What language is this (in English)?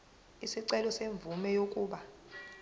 Zulu